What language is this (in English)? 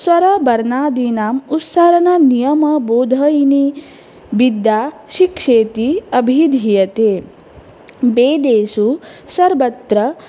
Sanskrit